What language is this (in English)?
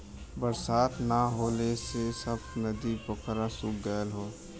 Bhojpuri